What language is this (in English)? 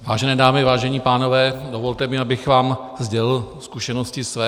Czech